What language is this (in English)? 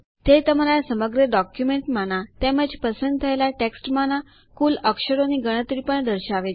Gujarati